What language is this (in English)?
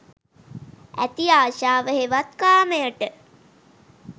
Sinhala